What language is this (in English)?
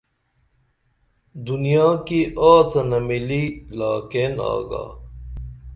Dameli